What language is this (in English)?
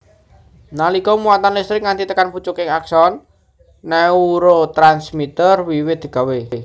Javanese